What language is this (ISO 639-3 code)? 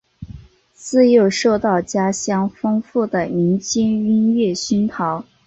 zho